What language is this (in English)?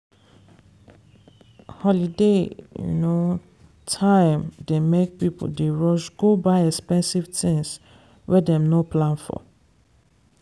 Nigerian Pidgin